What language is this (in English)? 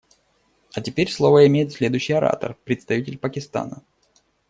Russian